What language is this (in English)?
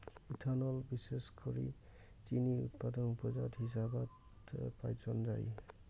Bangla